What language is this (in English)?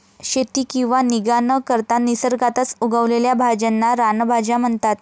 Marathi